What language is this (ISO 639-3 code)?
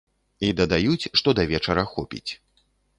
bel